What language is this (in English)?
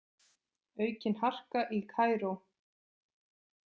Icelandic